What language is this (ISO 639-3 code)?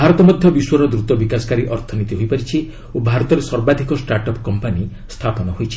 ori